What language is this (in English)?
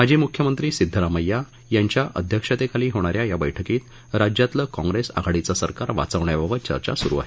Marathi